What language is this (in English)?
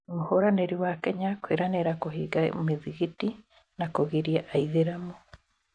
Kikuyu